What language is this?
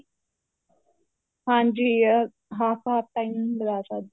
Punjabi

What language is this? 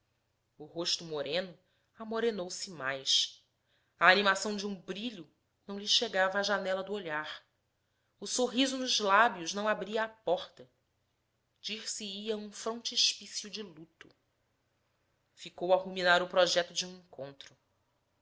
Portuguese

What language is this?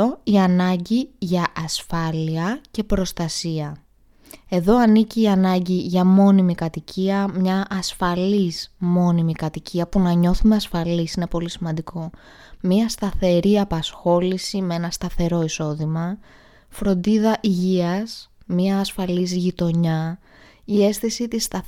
Greek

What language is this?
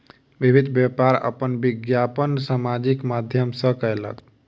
Maithili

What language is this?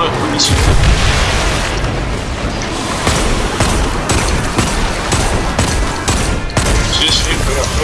Spanish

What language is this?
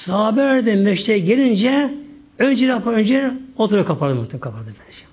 Turkish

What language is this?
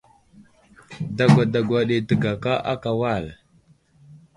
Wuzlam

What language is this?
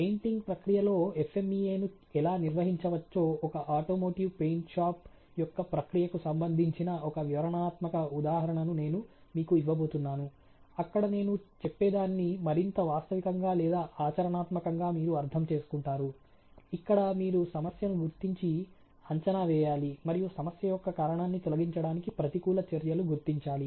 Telugu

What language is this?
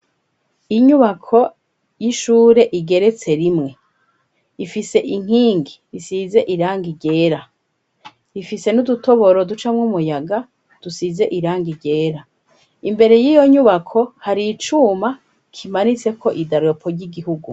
Rundi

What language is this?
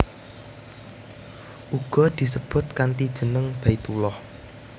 Javanese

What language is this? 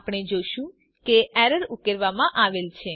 Gujarati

